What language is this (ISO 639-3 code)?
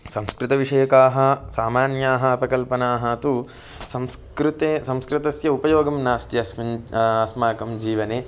san